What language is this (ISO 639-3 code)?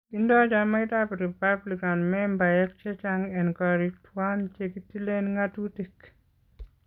kln